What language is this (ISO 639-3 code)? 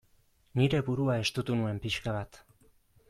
eus